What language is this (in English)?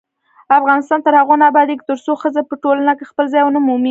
Pashto